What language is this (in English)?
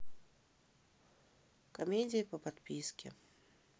Russian